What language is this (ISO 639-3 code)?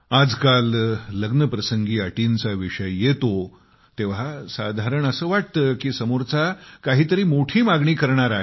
mar